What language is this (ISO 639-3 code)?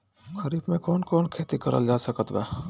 bho